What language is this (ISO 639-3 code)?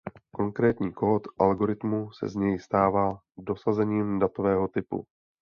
ces